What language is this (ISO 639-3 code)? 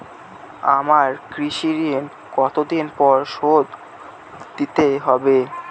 ben